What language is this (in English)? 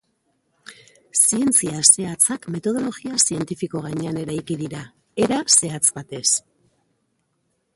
Basque